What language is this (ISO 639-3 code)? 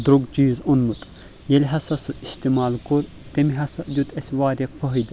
kas